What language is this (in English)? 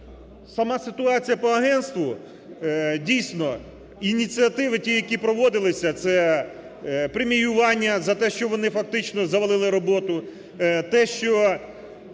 Ukrainian